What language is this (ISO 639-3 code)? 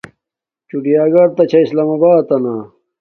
dmk